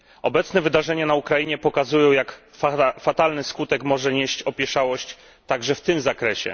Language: Polish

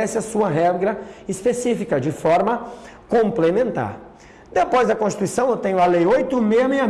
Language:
Portuguese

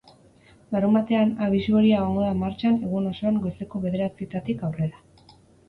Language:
Basque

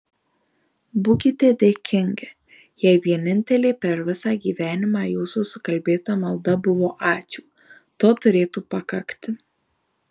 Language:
Lithuanian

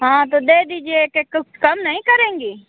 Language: Hindi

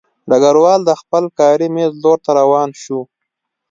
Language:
Pashto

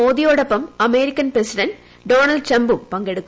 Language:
Malayalam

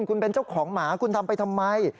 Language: Thai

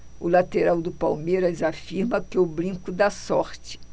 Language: Portuguese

